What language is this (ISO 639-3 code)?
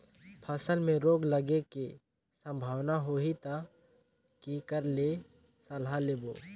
hne